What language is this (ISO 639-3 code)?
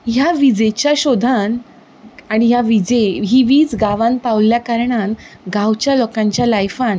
kok